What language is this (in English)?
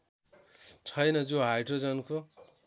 Nepali